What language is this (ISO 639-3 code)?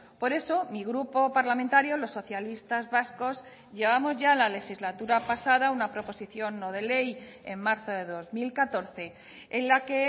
spa